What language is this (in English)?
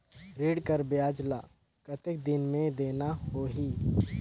Chhattisgarhi